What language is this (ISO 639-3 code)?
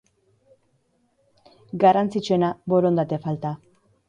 eus